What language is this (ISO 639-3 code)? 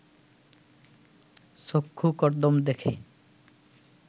ben